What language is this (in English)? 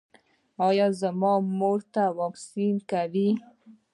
Pashto